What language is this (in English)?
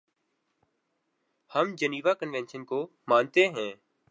Urdu